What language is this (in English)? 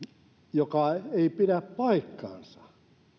Finnish